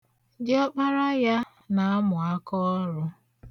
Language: Igbo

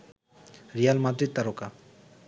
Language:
Bangla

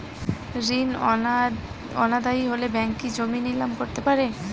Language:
Bangla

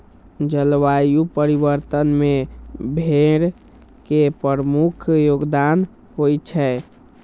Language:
Maithili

